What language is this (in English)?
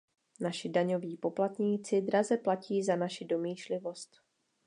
Czech